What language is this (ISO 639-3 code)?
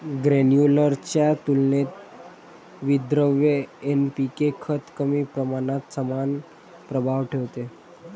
mar